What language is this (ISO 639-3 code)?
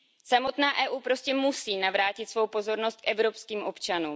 ces